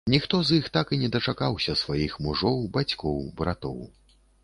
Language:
Belarusian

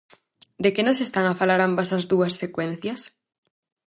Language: Galician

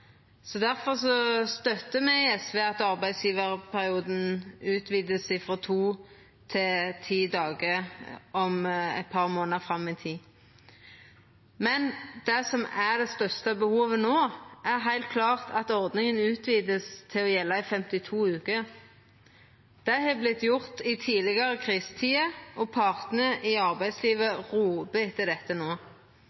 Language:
Norwegian Nynorsk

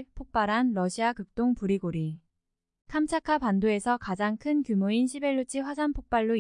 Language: Korean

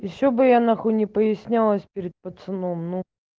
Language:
Russian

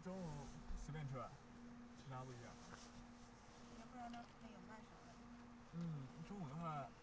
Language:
Chinese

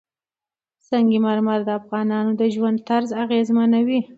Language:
Pashto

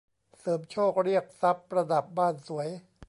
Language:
Thai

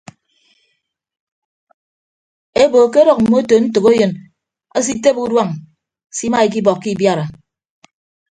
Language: Ibibio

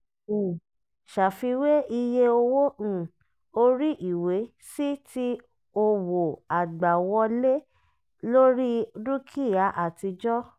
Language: Yoruba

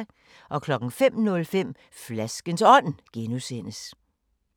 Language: Danish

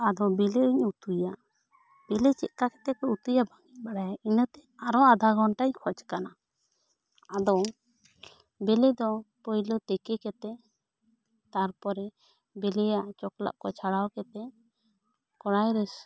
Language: Santali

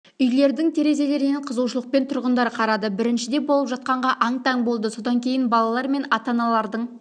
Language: Kazakh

